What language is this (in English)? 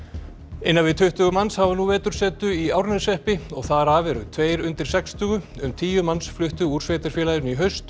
Icelandic